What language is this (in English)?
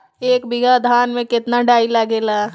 Bhojpuri